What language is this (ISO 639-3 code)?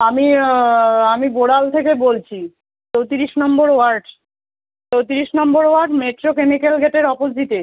ben